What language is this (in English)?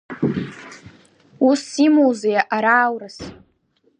Abkhazian